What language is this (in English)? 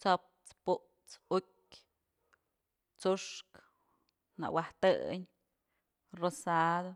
Mazatlán Mixe